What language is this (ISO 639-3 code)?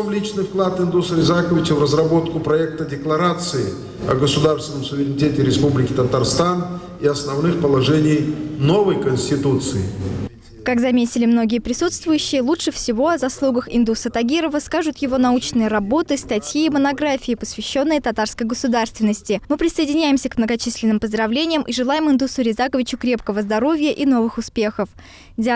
rus